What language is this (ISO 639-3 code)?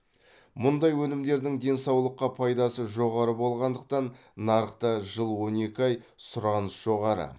kaz